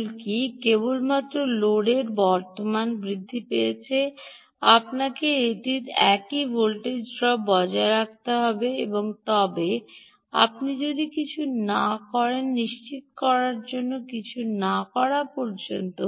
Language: Bangla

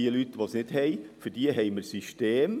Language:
Swiss German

